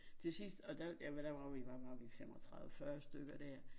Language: Danish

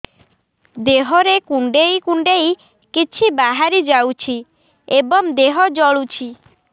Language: Odia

